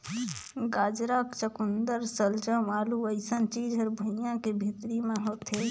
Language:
Chhattisgarhi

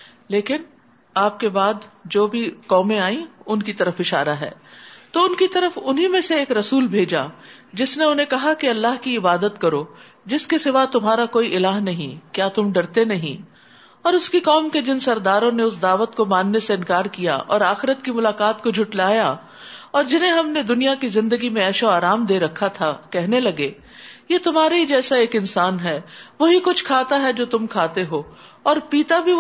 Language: Urdu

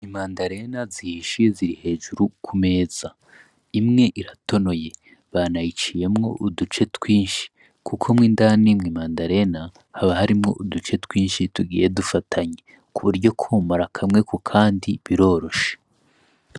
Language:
Rundi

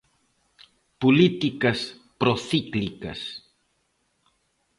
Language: Galician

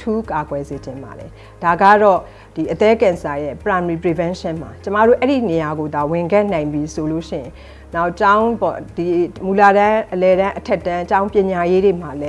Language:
Korean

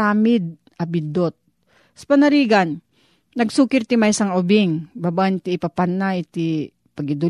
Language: Filipino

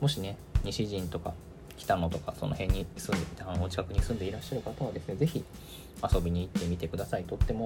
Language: Japanese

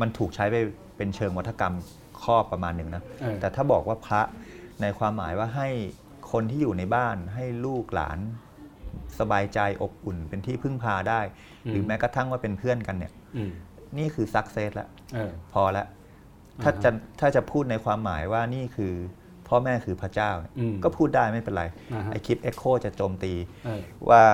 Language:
Thai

